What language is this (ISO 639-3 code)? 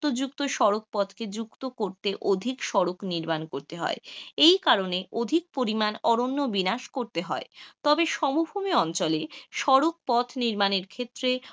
ben